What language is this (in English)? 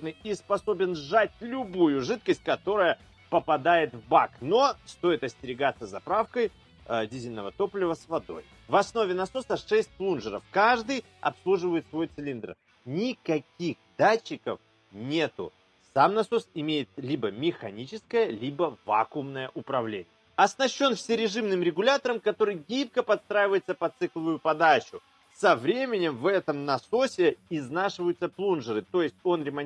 Russian